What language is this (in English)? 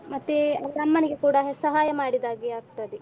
Kannada